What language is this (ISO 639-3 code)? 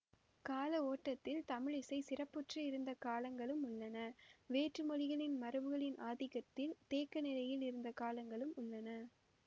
tam